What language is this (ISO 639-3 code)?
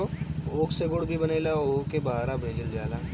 bho